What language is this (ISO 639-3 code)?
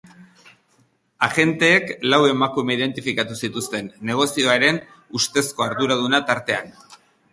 eus